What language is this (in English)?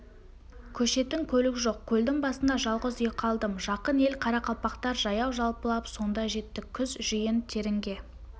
Kazakh